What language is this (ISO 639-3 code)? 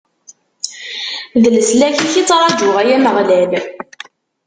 kab